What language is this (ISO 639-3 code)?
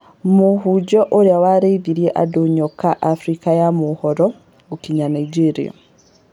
kik